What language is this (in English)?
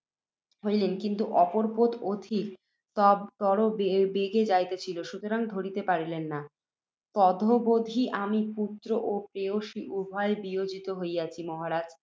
Bangla